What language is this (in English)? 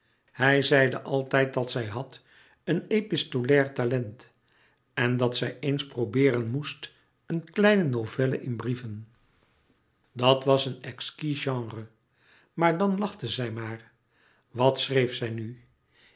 Dutch